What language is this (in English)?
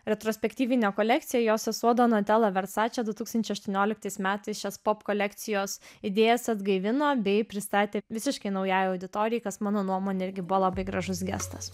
Lithuanian